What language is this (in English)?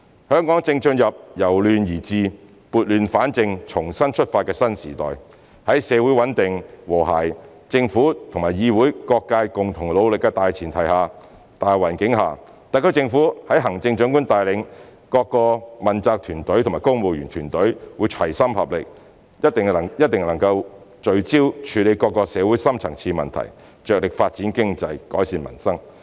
Cantonese